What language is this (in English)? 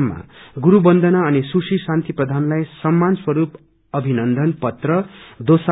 Nepali